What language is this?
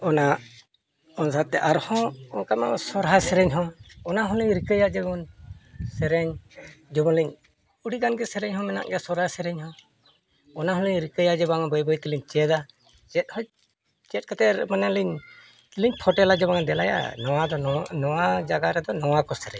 Santali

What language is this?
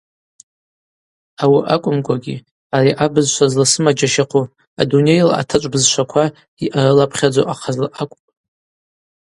Abaza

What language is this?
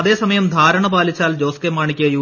Malayalam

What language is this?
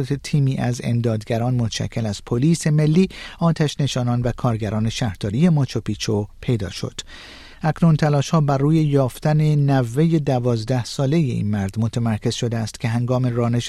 Persian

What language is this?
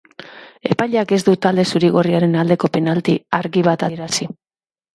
Basque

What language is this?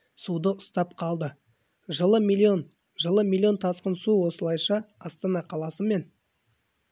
Kazakh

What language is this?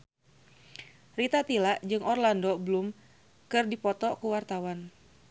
Sundanese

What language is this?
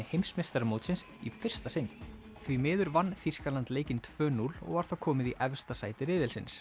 Icelandic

